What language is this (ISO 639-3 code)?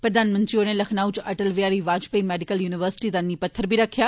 doi